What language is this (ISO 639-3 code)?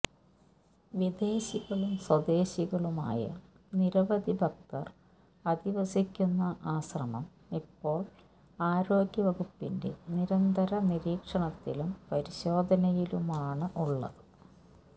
mal